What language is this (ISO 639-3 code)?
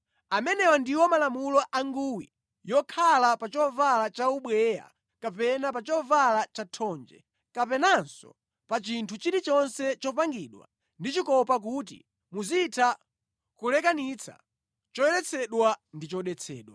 nya